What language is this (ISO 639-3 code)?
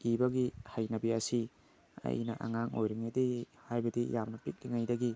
mni